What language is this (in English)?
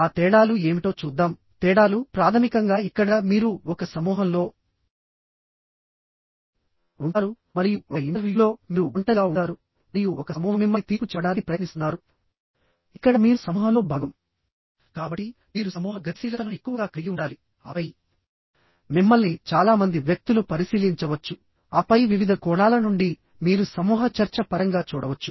Telugu